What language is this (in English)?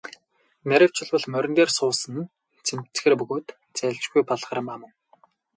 Mongolian